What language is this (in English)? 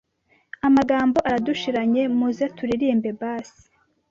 Kinyarwanda